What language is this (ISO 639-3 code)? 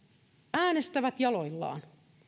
fin